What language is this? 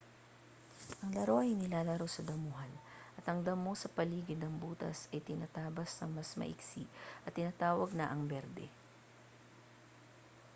Filipino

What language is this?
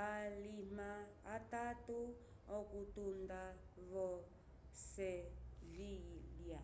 Umbundu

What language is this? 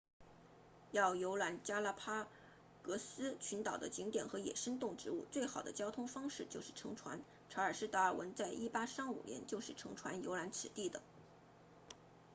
Chinese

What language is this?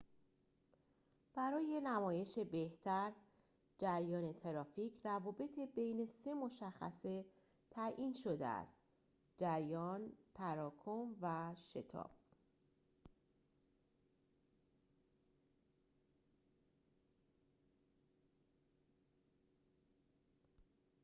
Persian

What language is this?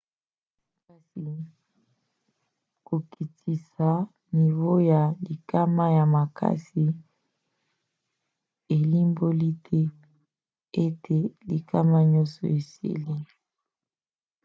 Lingala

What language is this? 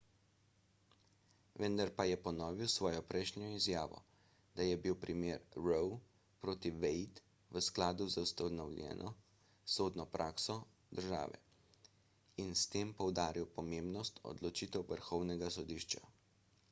Slovenian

